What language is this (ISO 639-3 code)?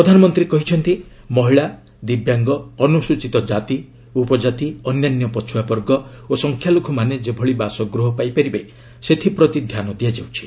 ori